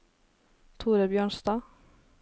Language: Norwegian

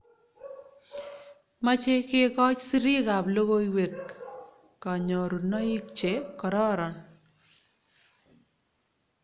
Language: Kalenjin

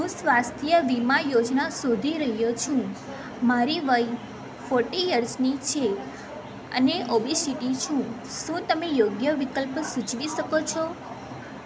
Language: Gujarati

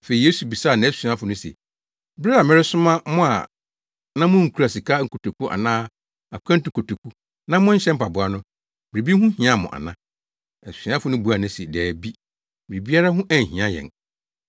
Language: Akan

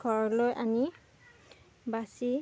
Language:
Assamese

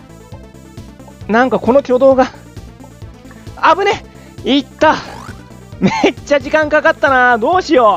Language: Japanese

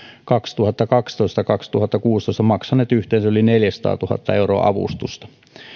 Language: Finnish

